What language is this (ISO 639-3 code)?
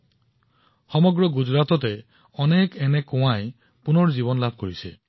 asm